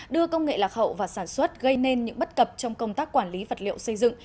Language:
Vietnamese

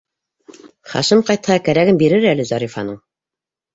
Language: Bashkir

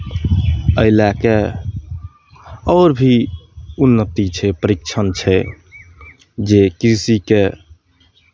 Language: Maithili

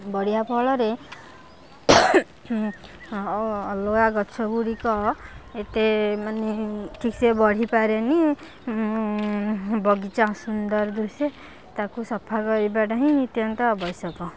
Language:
Odia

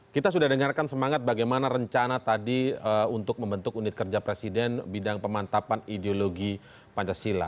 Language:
Indonesian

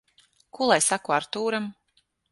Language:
Latvian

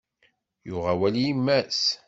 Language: Kabyle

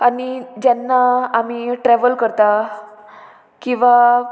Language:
Konkani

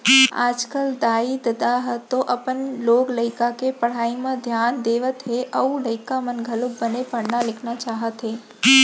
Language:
Chhattisgarhi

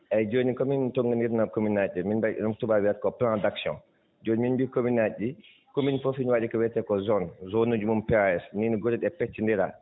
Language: Fula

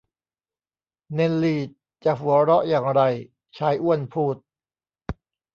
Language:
Thai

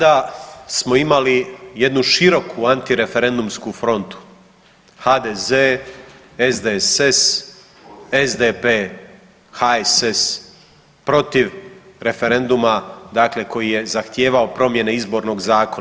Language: Croatian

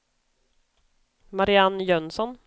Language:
Swedish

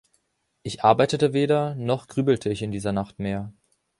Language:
German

